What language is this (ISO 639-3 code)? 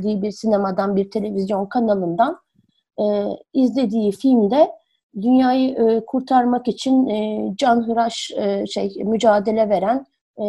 tur